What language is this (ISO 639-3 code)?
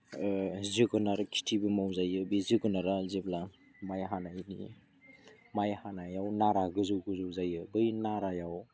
brx